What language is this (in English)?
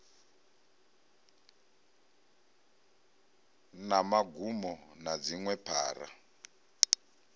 Venda